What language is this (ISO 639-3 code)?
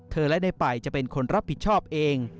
tha